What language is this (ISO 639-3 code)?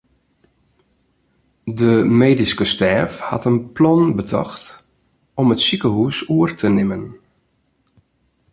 fry